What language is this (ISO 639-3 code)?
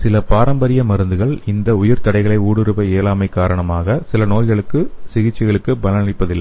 tam